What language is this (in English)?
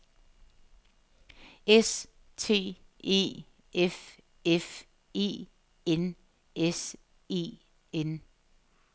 Danish